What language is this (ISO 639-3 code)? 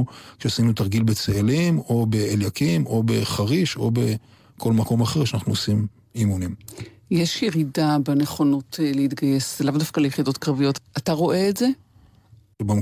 heb